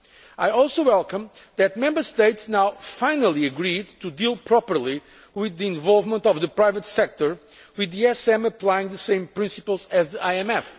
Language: English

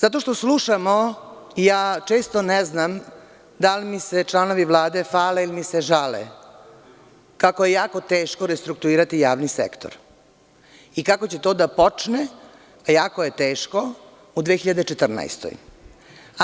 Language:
Serbian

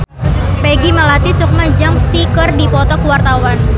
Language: Sundanese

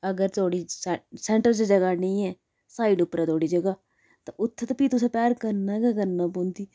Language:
Dogri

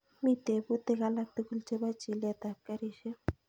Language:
Kalenjin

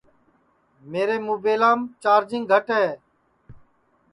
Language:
Sansi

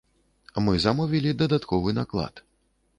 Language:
Belarusian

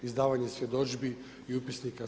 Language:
Croatian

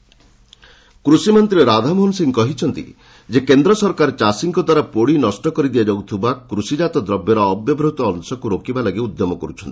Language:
Odia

